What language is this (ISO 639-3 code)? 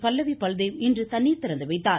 tam